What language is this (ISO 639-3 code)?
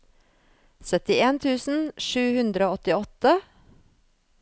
nor